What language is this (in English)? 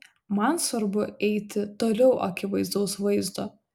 Lithuanian